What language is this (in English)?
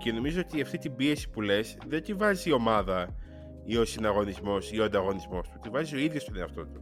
Greek